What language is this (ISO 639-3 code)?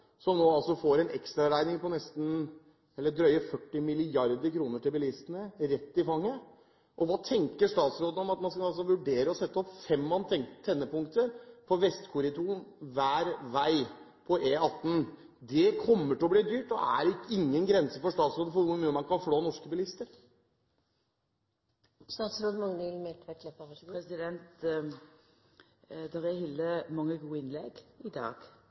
nor